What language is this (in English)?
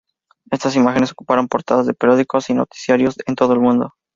Spanish